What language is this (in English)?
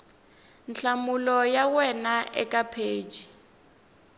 Tsonga